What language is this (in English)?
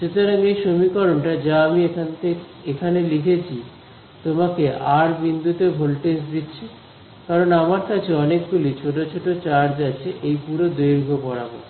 Bangla